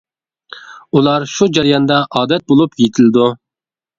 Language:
Uyghur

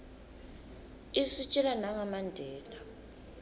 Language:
Swati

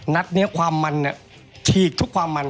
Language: Thai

